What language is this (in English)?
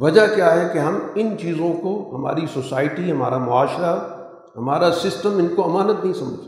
Urdu